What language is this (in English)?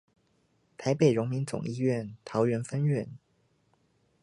Chinese